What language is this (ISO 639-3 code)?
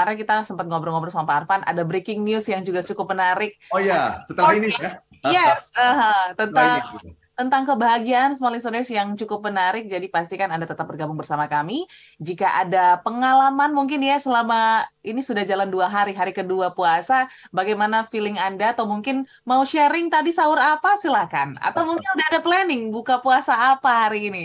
ind